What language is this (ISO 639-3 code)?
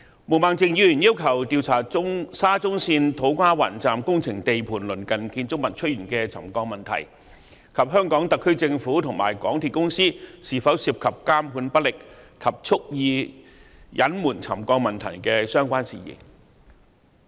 yue